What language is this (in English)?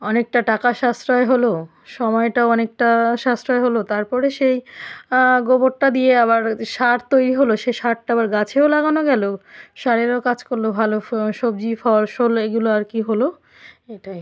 Bangla